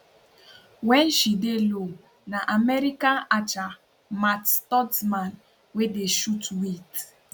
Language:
Nigerian Pidgin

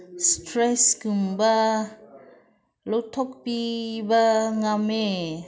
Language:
Manipuri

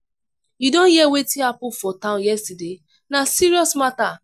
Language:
Nigerian Pidgin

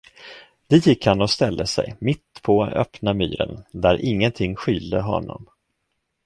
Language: Swedish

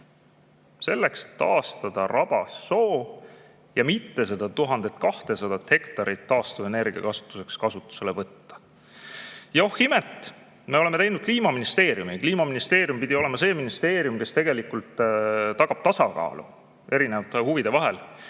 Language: Estonian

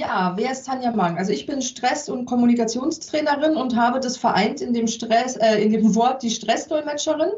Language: German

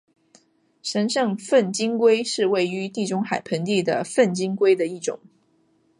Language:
Chinese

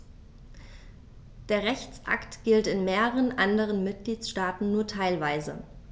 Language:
German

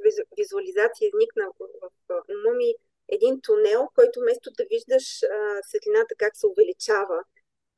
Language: Bulgarian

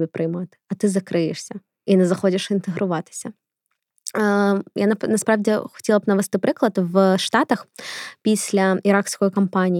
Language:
Ukrainian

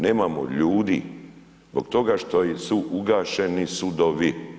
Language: Croatian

